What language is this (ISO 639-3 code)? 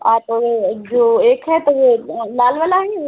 hin